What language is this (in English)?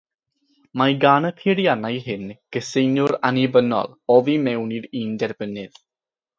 Welsh